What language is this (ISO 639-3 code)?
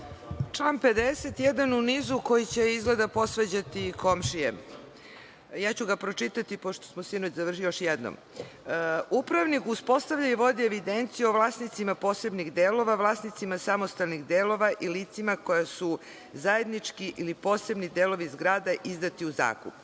srp